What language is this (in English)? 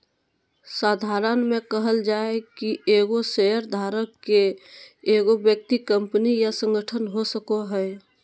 Magahi